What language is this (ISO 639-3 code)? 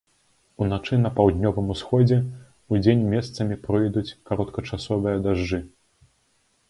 bel